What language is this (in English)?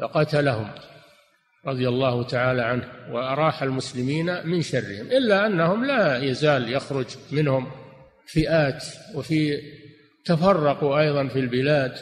Arabic